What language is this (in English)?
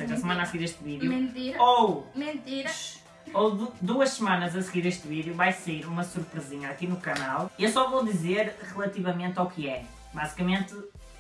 Portuguese